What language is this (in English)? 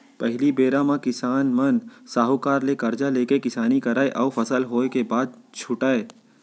Chhattisgarhi